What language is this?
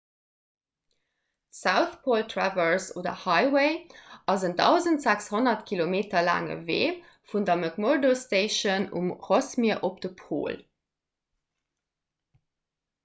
Luxembourgish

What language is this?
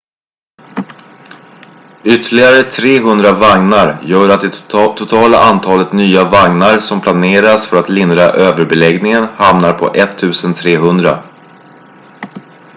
Swedish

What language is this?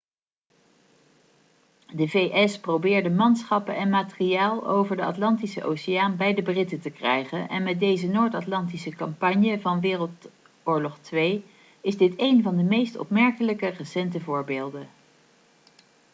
Dutch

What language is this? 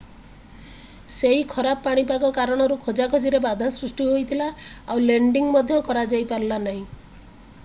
Odia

